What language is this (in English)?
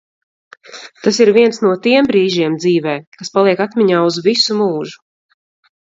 Latvian